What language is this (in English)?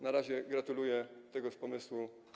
Polish